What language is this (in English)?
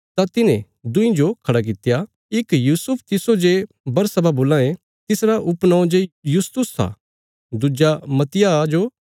Bilaspuri